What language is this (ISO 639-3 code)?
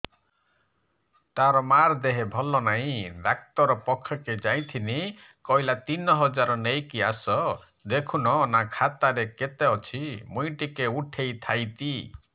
ori